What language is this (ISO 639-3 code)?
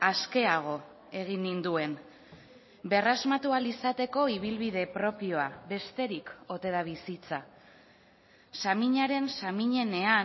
eus